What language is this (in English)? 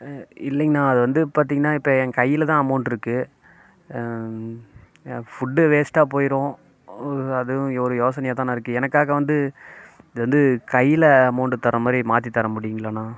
Tamil